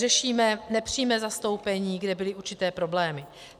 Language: Czech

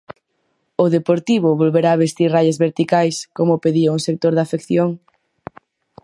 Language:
Galician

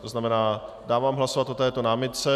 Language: Czech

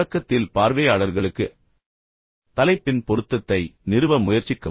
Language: Tamil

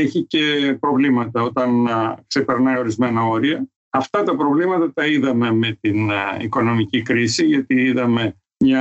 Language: Greek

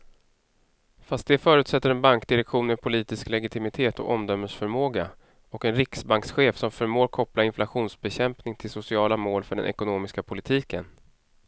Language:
Swedish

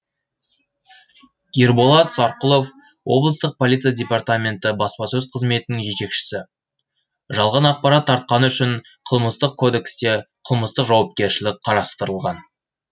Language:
Kazakh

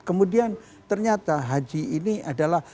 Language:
Indonesian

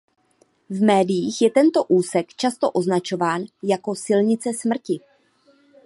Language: Czech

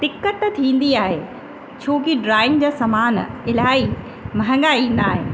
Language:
Sindhi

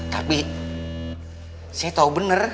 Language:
Indonesian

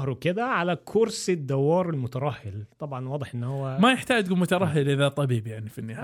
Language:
Arabic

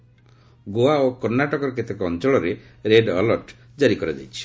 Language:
Odia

